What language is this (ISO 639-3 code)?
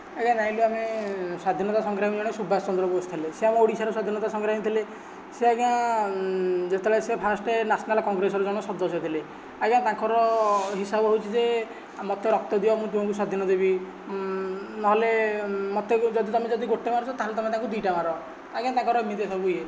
ori